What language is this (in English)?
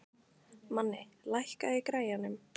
Icelandic